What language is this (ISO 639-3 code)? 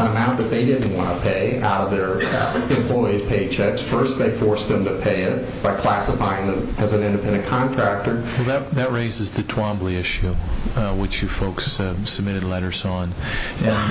eng